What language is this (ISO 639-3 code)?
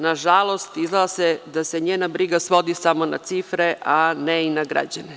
srp